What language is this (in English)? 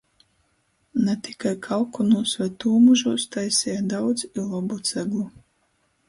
Latgalian